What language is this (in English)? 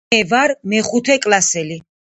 Georgian